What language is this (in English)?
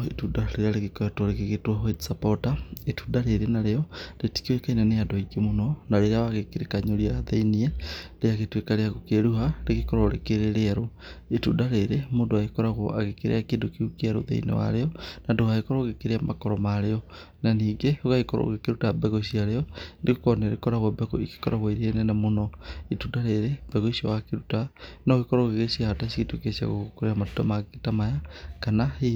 Kikuyu